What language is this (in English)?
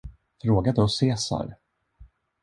Swedish